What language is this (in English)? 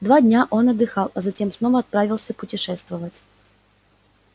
Russian